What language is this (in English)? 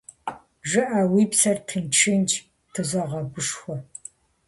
Kabardian